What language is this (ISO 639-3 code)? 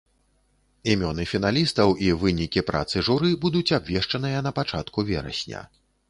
bel